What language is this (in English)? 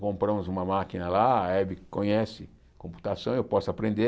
Portuguese